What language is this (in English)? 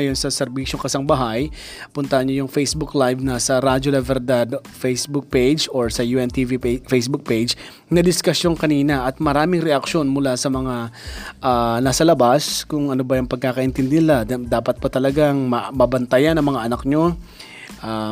Filipino